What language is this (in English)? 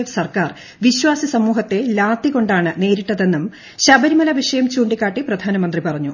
Malayalam